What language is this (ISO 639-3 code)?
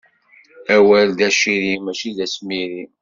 kab